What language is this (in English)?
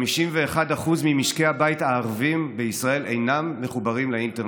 Hebrew